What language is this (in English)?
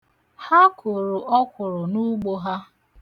Igbo